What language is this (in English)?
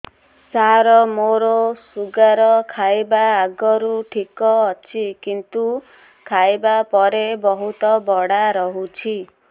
Odia